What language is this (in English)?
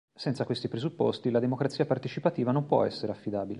Italian